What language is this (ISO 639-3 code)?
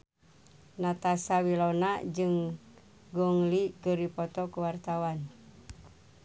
sun